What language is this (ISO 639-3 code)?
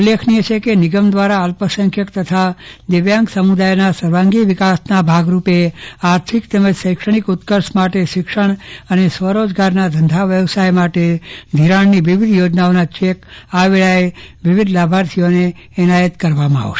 guj